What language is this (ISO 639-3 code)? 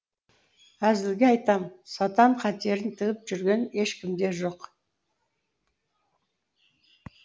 kaz